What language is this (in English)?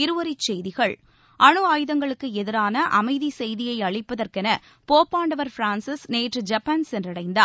Tamil